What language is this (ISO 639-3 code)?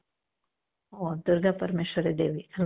kan